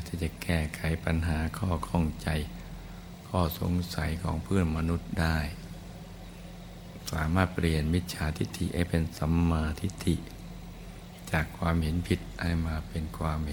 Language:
Thai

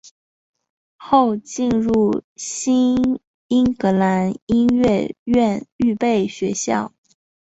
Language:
Chinese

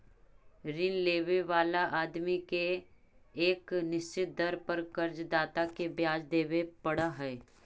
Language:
Magahi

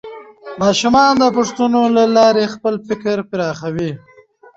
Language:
Pashto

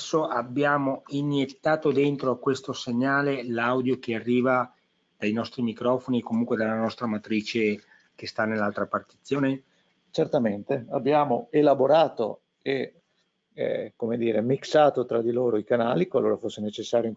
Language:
Italian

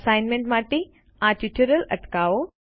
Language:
Gujarati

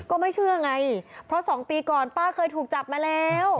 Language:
Thai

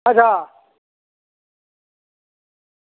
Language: Dogri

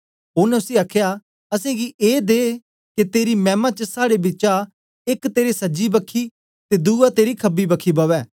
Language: Dogri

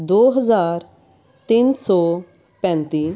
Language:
Punjabi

